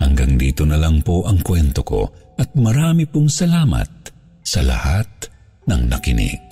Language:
Filipino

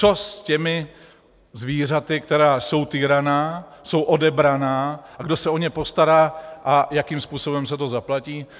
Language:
Czech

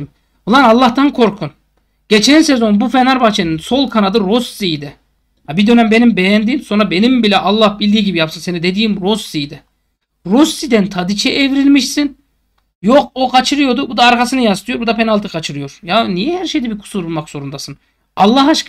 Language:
Turkish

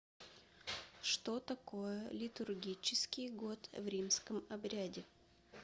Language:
Russian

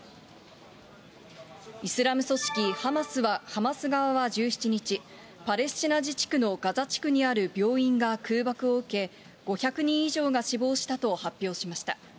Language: Japanese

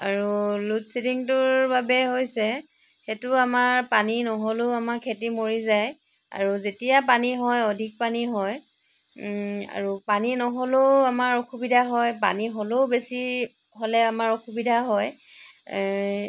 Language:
Assamese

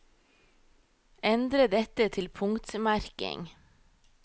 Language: Norwegian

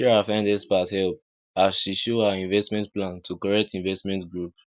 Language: Nigerian Pidgin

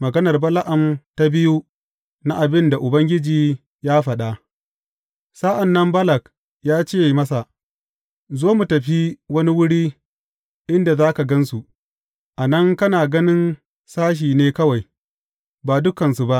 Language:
Hausa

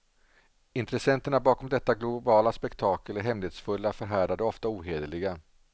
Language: Swedish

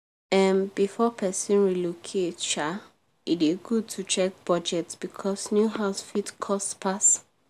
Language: Nigerian Pidgin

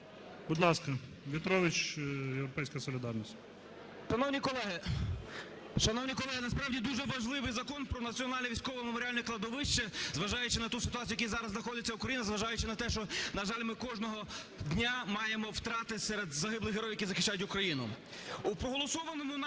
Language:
Ukrainian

